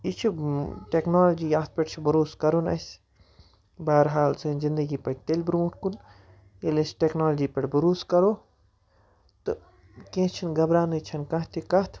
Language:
Kashmiri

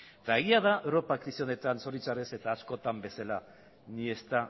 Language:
Basque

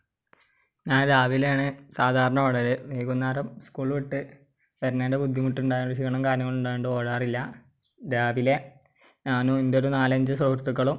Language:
Malayalam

